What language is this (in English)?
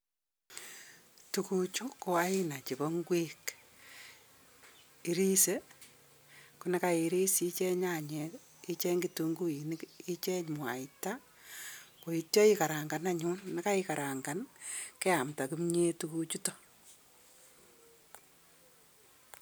Kalenjin